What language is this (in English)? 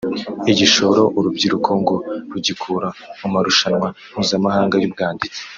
Kinyarwanda